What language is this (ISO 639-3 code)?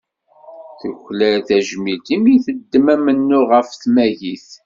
kab